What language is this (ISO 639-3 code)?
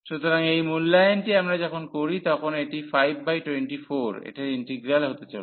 ben